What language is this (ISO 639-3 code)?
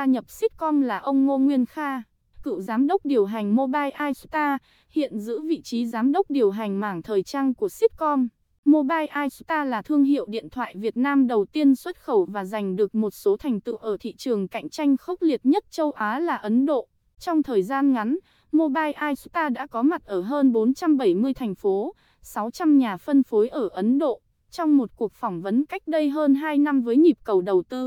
vie